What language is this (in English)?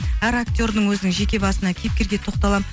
Kazakh